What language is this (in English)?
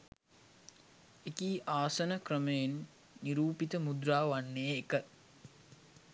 Sinhala